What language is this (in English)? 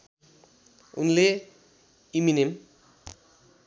Nepali